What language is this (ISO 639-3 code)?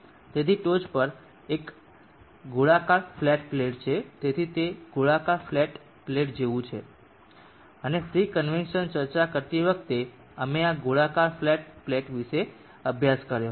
guj